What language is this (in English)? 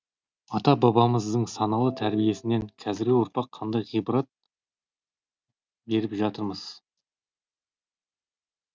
Kazakh